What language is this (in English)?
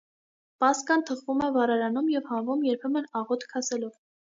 Armenian